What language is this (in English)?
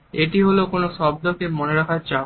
Bangla